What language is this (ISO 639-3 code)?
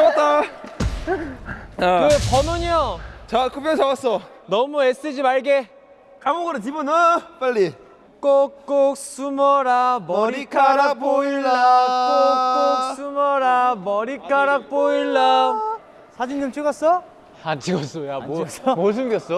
kor